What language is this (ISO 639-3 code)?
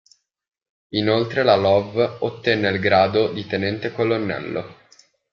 ita